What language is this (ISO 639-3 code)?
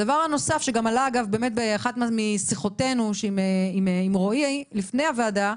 heb